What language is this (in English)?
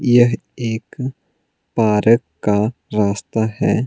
Hindi